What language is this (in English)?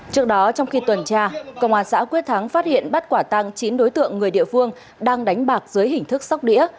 Vietnamese